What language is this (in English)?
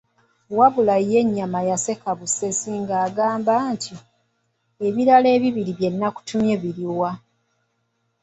Ganda